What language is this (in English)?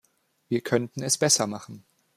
German